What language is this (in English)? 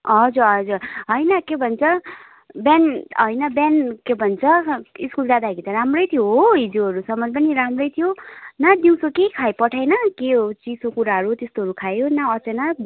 Nepali